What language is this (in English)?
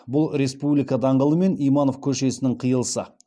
Kazakh